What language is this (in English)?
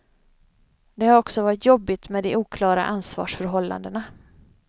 Swedish